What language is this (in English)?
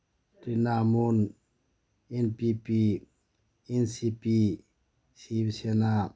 Manipuri